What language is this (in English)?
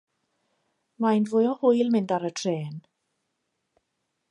Welsh